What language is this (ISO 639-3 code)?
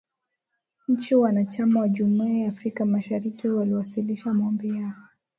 swa